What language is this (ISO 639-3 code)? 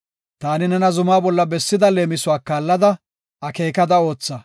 gof